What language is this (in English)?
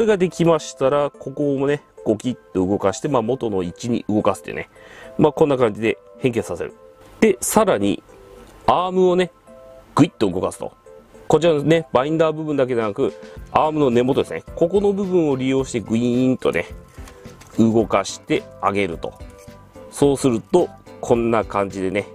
Japanese